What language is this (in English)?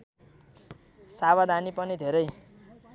Nepali